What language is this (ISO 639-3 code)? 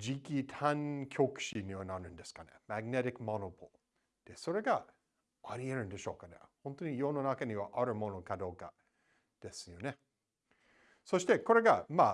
jpn